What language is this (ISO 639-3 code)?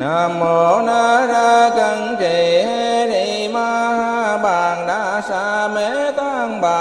vie